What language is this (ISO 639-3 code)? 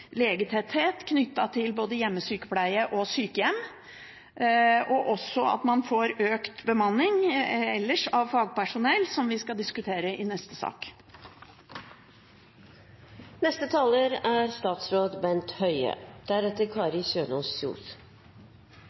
nob